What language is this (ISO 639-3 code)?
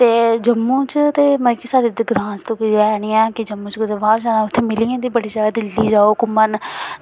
doi